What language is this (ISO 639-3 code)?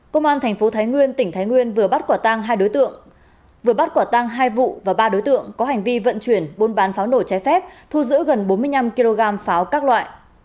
vie